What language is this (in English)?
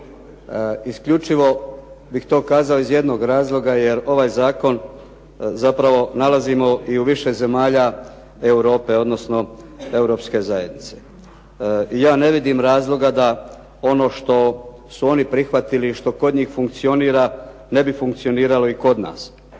Croatian